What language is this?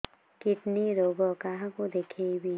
Odia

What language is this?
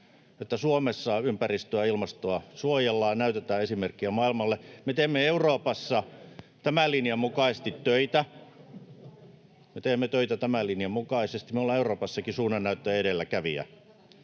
Finnish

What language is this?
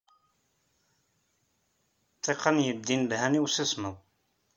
Kabyle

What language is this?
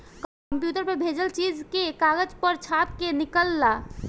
Bhojpuri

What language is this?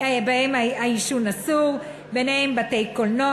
Hebrew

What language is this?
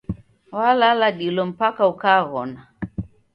Taita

